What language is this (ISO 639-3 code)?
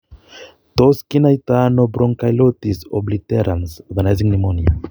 kln